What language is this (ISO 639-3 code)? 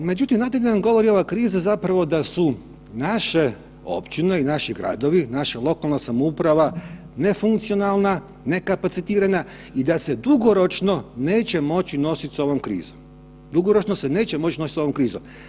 hrv